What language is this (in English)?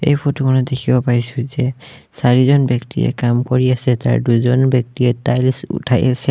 Assamese